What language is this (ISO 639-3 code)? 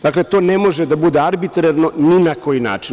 srp